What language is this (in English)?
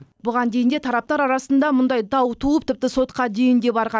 Kazakh